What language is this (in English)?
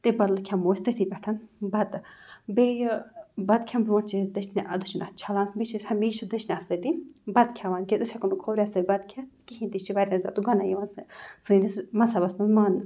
Kashmiri